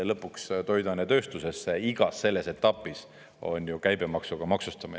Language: Estonian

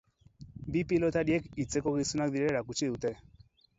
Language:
Basque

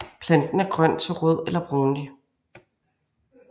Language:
Danish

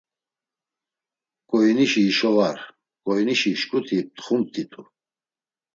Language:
Laz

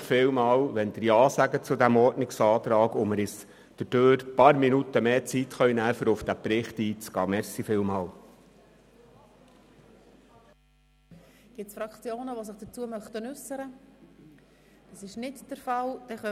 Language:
Swiss German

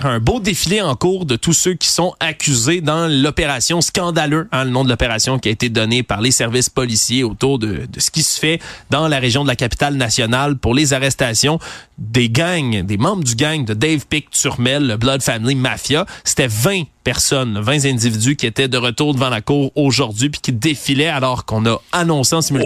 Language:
French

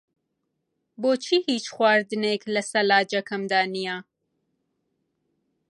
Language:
Central Kurdish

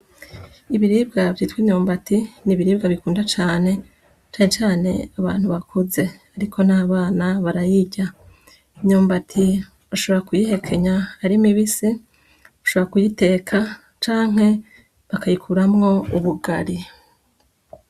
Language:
Rundi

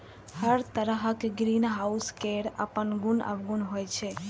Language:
Maithili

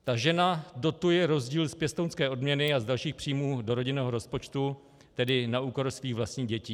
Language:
Czech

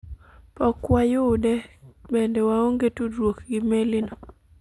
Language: Luo (Kenya and Tanzania)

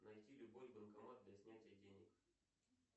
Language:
Russian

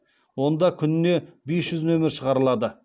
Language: Kazakh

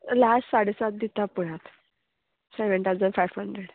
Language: Konkani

